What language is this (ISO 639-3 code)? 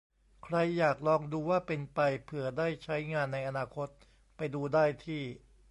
tha